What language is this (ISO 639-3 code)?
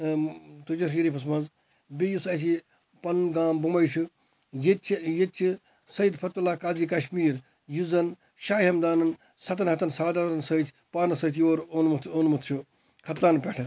kas